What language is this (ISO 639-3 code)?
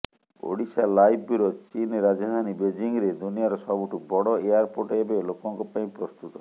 ori